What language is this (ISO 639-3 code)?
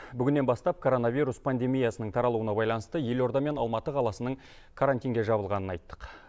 kaz